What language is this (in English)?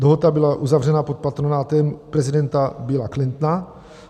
Czech